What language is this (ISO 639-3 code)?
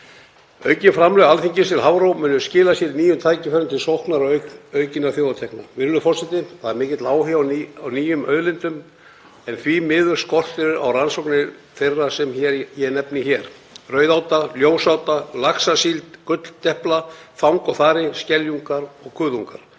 isl